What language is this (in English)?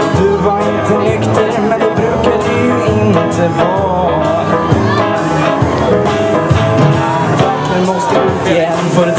Swedish